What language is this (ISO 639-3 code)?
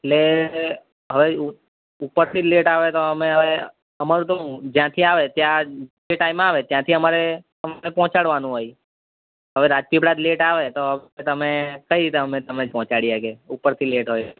guj